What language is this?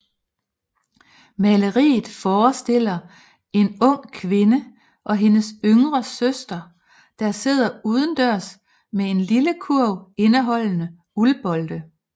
Danish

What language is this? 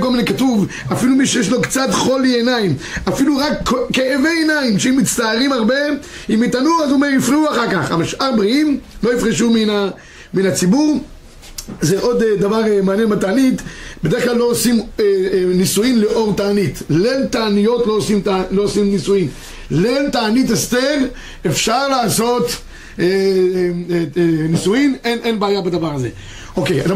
Hebrew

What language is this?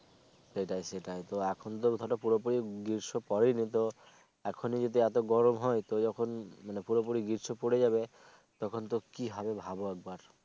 Bangla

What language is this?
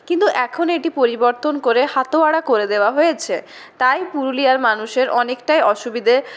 Bangla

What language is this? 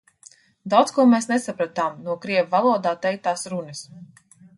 Latvian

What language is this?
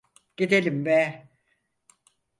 Turkish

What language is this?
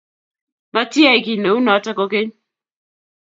Kalenjin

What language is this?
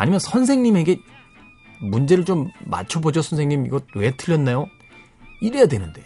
Korean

